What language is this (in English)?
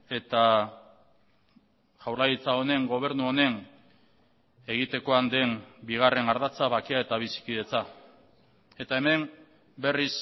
Basque